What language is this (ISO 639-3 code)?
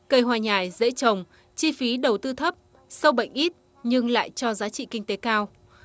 vie